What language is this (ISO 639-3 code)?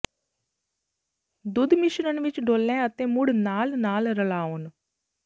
pan